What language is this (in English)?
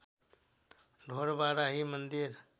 Nepali